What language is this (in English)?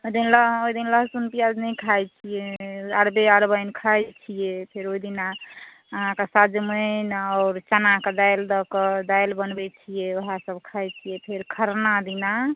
Maithili